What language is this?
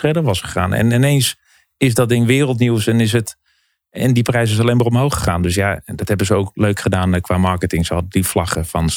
Dutch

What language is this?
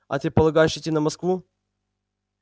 Russian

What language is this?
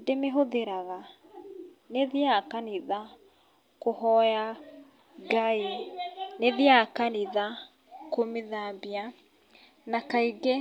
Kikuyu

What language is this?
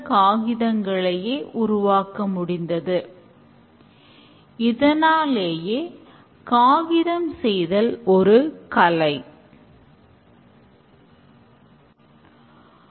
Tamil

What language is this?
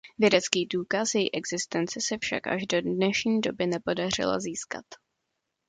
Czech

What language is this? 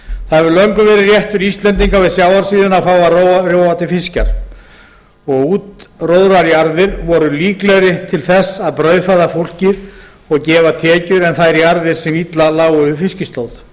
Icelandic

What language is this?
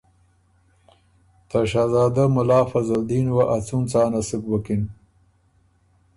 Ormuri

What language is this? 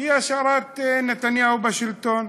Hebrew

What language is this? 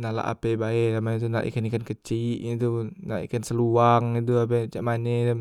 Musi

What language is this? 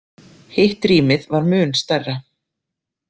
Icelandic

